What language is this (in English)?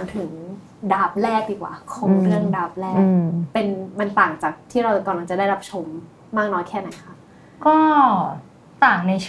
Thai